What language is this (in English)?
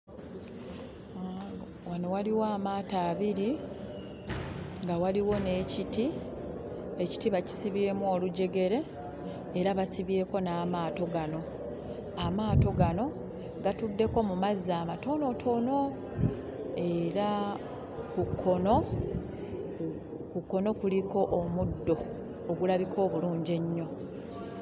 Ganda